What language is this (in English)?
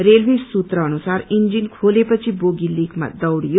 Nepali